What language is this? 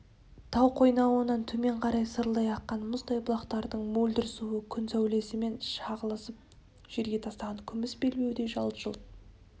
Kazakh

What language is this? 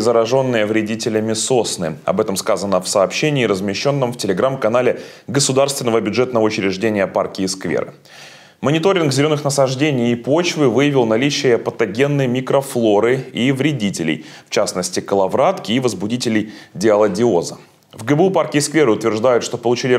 Russian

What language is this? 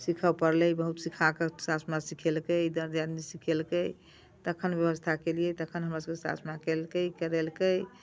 Maithili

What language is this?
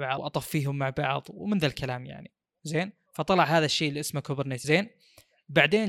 Arabic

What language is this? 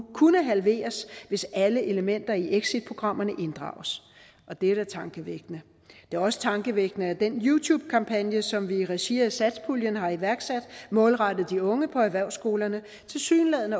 Danish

